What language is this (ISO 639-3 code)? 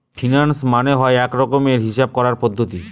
ben